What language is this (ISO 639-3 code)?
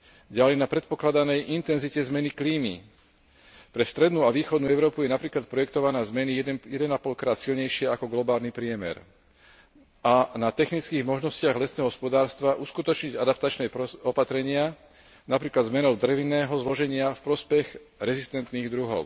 slk